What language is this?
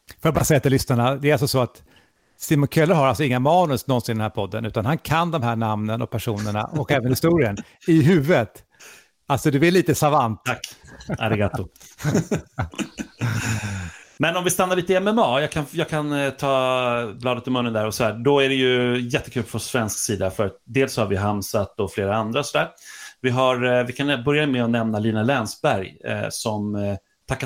Swedish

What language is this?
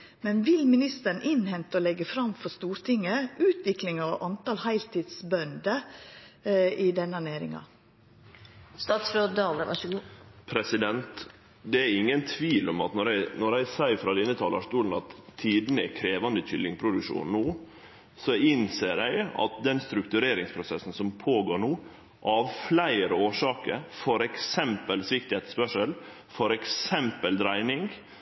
Norwegian Nynorsk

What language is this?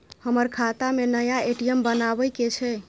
Maithili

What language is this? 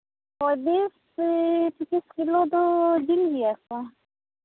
Santali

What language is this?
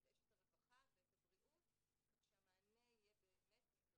Hebrew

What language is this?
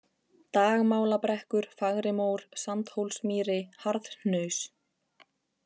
Icelandic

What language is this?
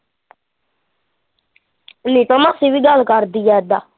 Punjabi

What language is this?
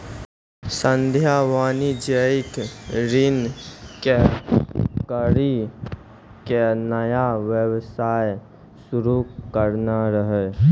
Maithili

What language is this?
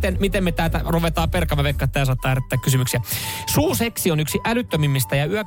Finnish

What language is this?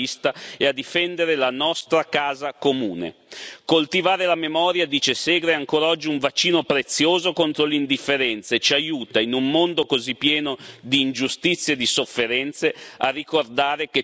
Italian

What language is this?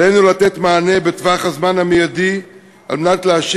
Hebrew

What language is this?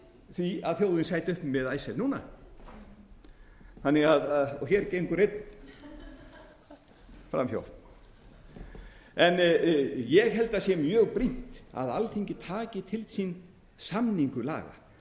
Icelandic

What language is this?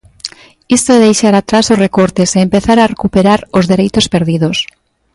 Galician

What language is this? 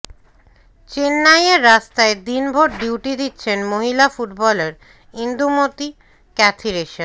Bangla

